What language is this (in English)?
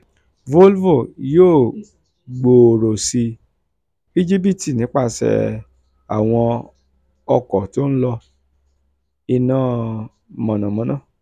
Yoruba